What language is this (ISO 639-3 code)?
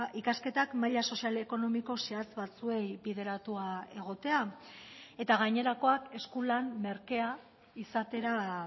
eus